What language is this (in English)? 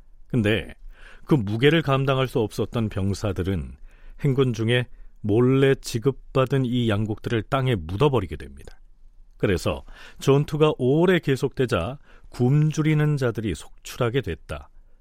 Korean